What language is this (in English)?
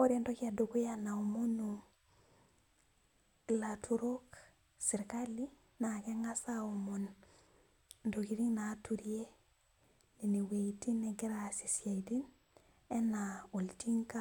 Masai